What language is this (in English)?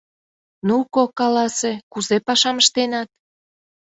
Mari